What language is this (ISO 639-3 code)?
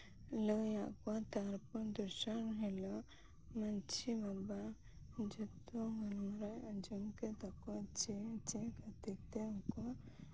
sat